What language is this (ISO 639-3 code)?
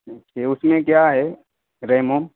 urd